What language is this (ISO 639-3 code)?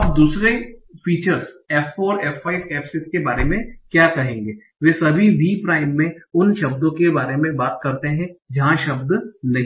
hin